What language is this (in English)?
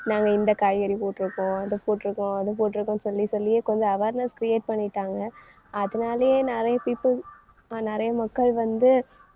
Tamil